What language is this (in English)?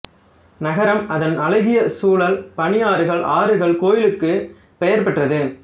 Tamil